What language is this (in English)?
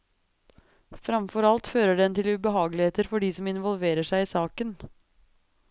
Norwegian